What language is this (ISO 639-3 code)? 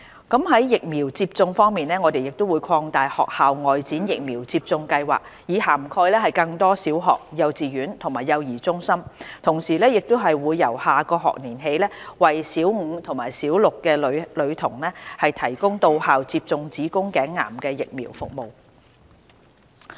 yue